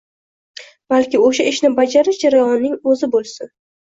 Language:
Uzbek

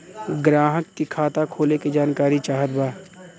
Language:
Bhojpuri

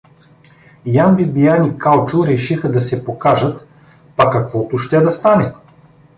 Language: Bulgarian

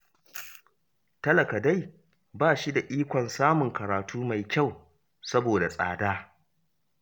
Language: Hausa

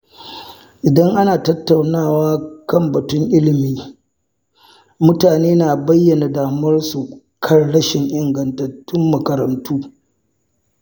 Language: Hausa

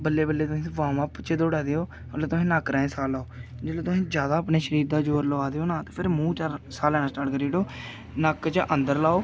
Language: Dogri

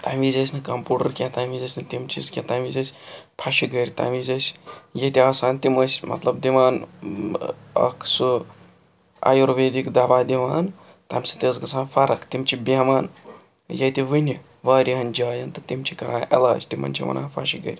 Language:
Kashmiri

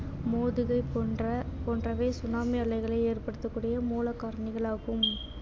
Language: Tamil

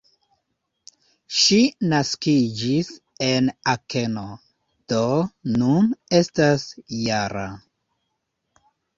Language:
Esperanto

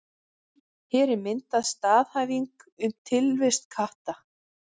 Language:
Icelandic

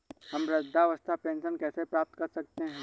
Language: Hindi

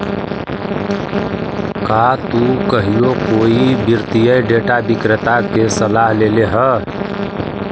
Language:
Magahi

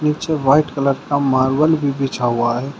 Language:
Hindi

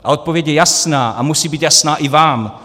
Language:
Czech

